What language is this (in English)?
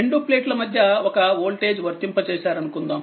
Telugu